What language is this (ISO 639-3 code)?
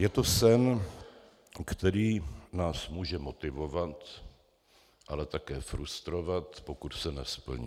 ces